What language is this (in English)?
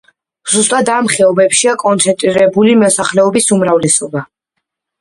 Georgian